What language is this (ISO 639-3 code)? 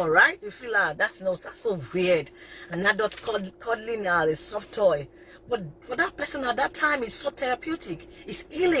eng